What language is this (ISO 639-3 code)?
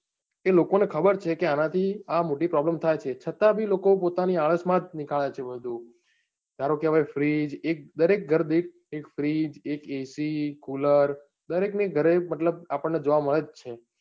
guj